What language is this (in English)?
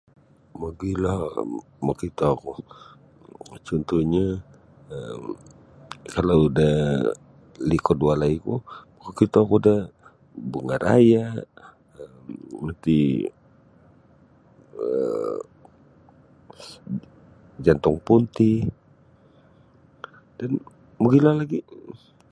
Sabah Bisaya